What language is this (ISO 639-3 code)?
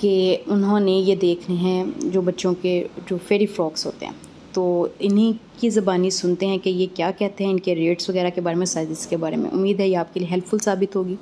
hin